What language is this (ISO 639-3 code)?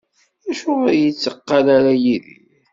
kab